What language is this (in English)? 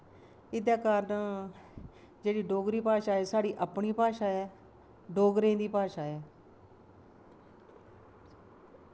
Dogri